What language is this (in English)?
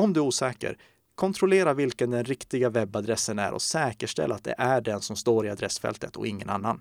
Swedish